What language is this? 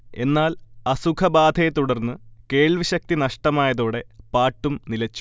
Malayalam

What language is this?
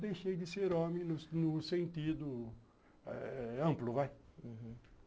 Portuguese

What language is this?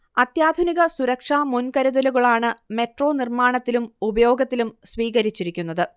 Malayalam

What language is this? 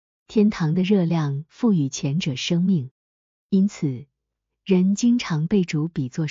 Chinese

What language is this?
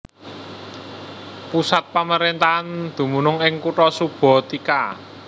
Javanese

